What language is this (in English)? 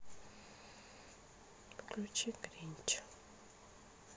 Russian